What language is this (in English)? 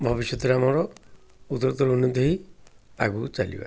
Odia